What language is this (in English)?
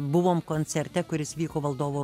Lithuanian